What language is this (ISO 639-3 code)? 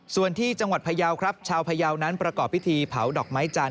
tha